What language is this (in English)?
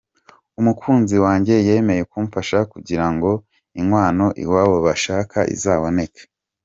Kinyarwanda